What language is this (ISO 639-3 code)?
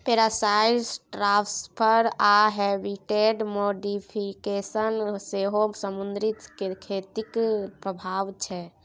mai